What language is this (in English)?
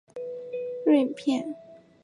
Chinese